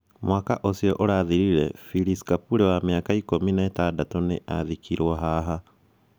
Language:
Kikuyu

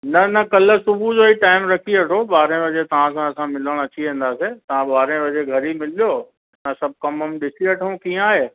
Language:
Sindhi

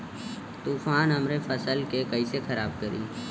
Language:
Bhojpuri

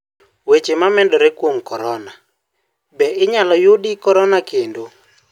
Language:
Luo (Kenya and Tanzania)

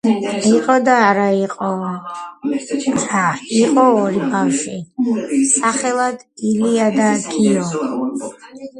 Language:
Georgian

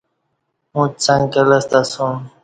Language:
Kati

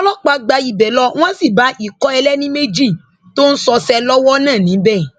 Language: Yoruba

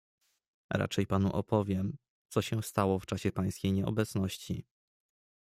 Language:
Polish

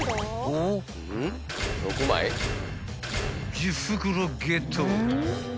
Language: Japanese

